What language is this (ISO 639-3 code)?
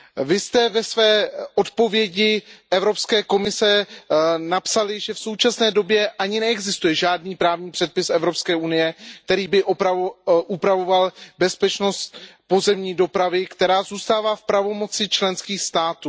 ces